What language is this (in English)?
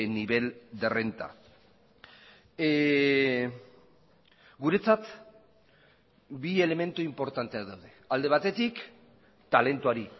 Basque